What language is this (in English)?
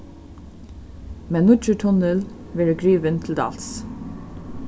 Faroese